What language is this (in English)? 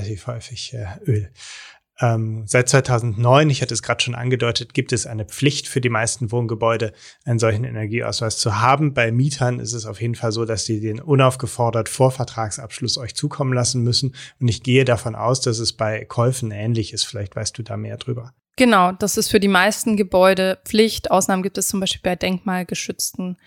German